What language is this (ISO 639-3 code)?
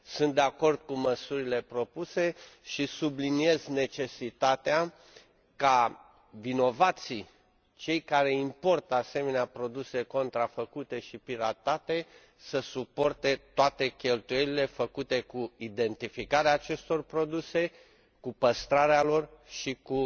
ron